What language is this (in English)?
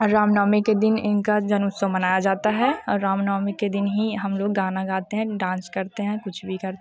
Hindi